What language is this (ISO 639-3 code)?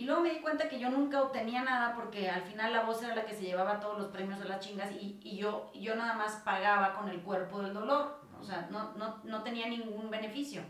spa